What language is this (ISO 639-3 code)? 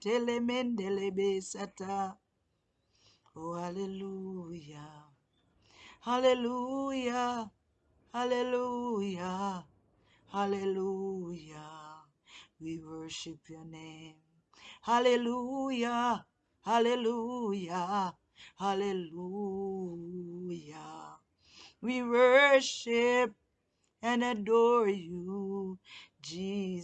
eng